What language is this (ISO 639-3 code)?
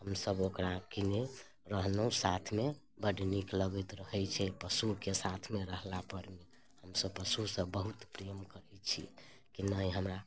mai